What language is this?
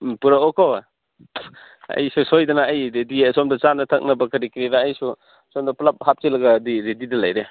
Manipuri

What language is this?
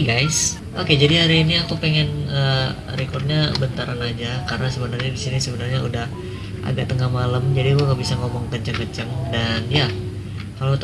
Indonesian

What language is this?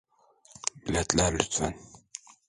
Turkish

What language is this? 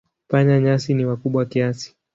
Swahili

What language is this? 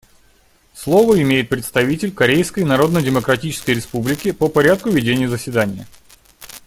Russian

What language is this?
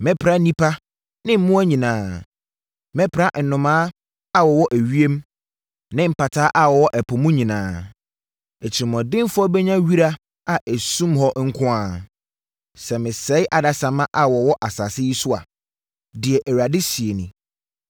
Akan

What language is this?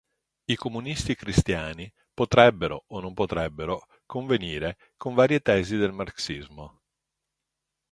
Italian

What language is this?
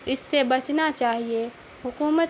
Urdu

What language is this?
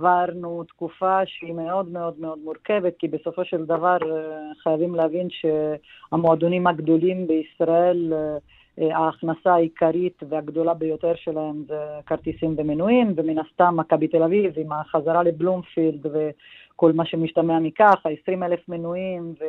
Hebrew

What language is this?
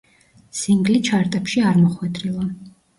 Georgian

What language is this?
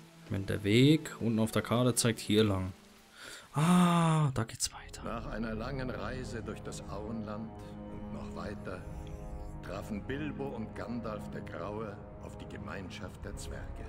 German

